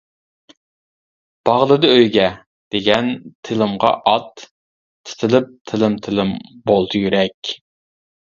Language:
Uyghur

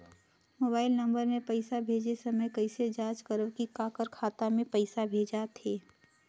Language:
Chhattisgarhi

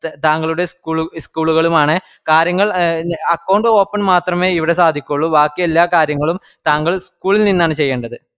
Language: Malayalam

